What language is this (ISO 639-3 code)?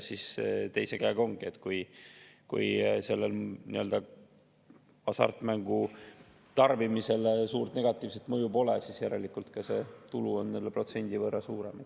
est